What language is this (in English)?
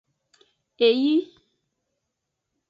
Aja (Benin)